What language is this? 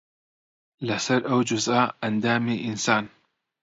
Central Kurdish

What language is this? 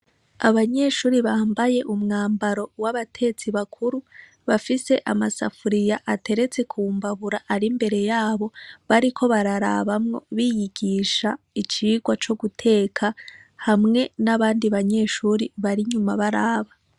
Rundi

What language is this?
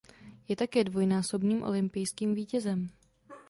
Czech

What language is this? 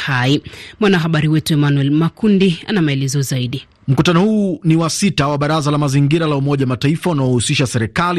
Swahili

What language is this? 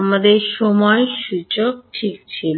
Bangla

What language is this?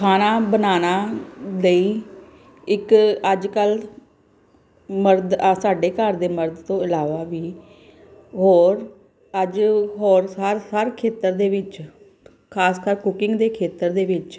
Punjabi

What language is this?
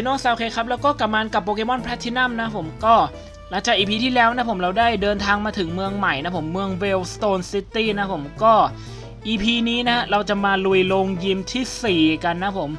Thai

